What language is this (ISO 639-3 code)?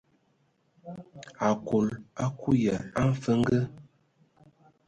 ewo